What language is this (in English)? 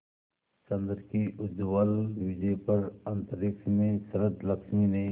Hindi